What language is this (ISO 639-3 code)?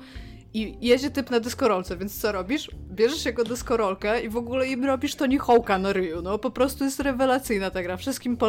pol